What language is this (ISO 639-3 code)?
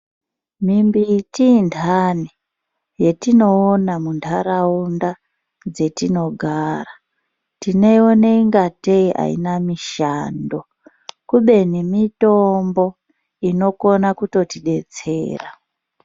ndc